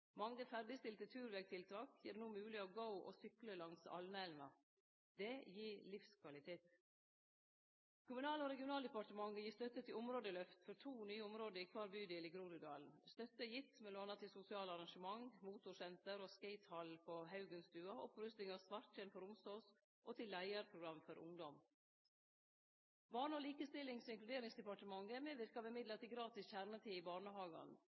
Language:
Norwegian Nynorsk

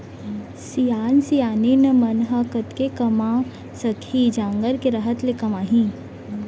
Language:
Chhattisgarhi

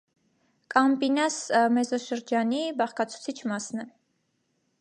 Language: Armenian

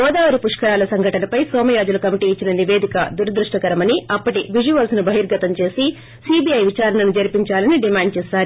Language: Telugu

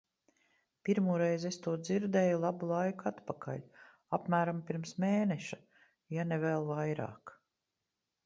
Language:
Latvian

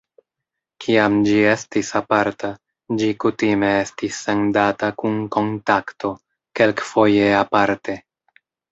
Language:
Esperanto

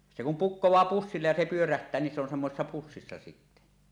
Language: Finnish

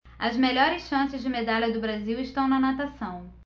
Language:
Portuguese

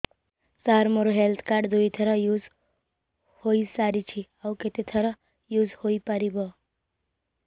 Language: Odia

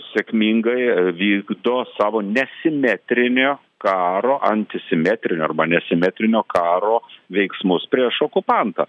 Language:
Lithuanian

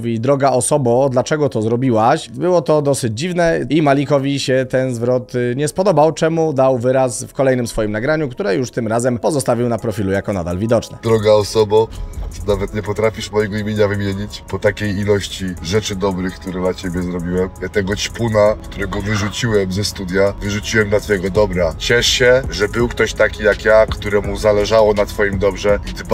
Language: Polish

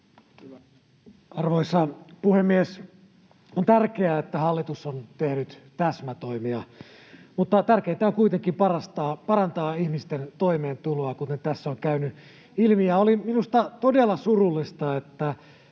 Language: Finnish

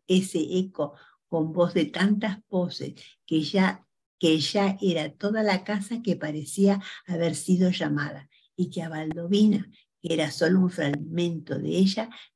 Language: Spanish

